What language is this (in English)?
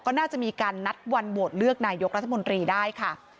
Thai